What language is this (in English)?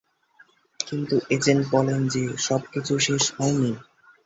Bangla